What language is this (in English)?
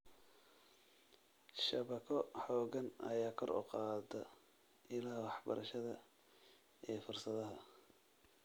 Somali